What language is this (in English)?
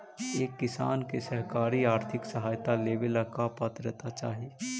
Magahi